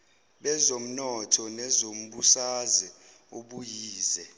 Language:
Zulu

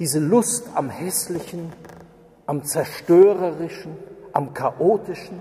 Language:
German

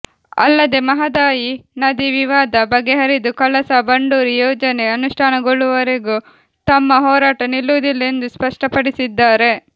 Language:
Kannada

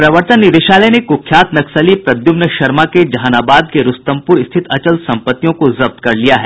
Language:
Hindi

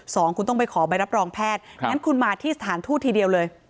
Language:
Thai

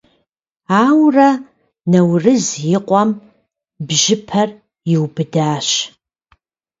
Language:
Kabardian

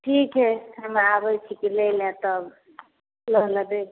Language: Maithili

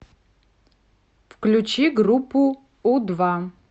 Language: Russian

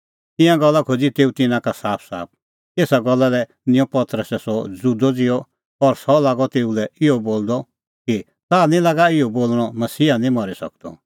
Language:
Kullu Pahari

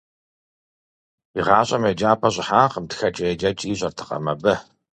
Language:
Kabardian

